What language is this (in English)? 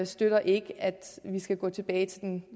Danish